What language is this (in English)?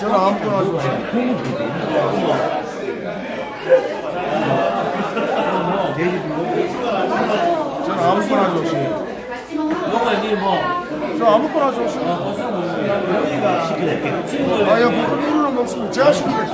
Korean